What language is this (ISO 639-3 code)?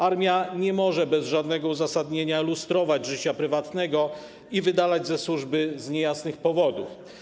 pol